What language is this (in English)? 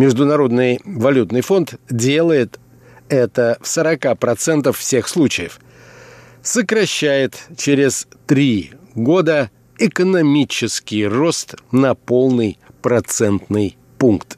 Russian